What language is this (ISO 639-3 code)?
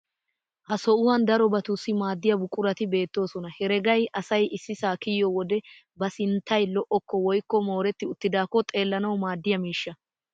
wal